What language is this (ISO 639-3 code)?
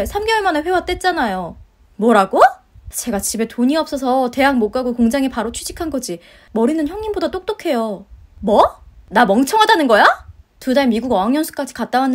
kor